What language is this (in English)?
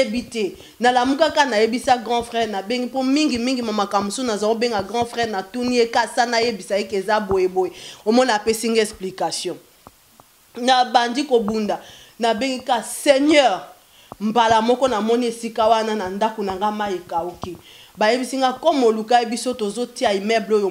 French